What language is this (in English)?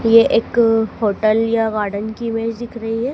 Hindi